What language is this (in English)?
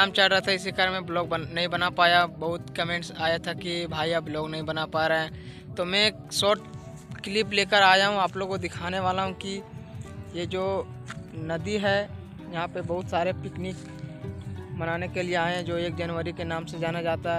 Hindi